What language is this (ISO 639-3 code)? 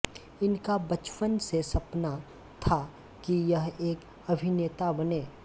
hin